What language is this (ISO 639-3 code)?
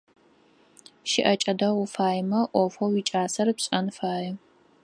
ady